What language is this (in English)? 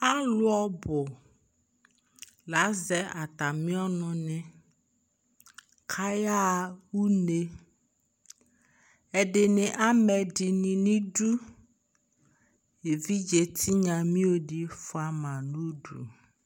Ikposo